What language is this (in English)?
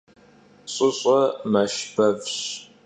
Kabardian